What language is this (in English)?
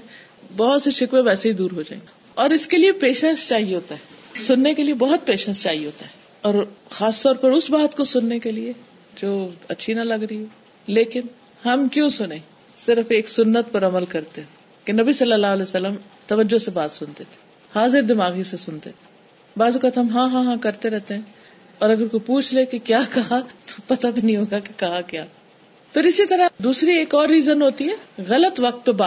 Urdu